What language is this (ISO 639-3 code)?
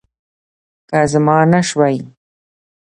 pus